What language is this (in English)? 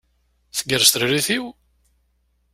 Kabyle